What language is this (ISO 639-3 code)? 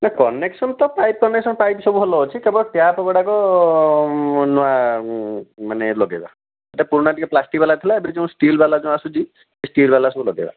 ori